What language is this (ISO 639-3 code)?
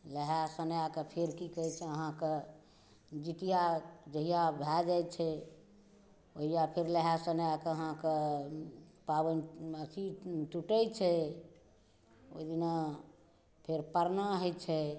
mai